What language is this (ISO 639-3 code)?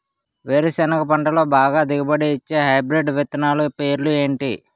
tel